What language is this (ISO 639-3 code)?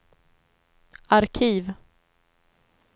swe